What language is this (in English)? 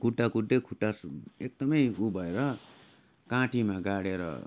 Nepali